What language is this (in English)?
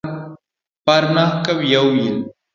Luo (Kenya and Tanzania)